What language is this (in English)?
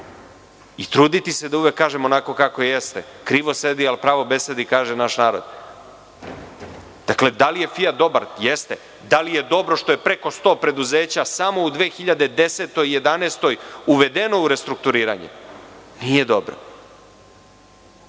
Serbian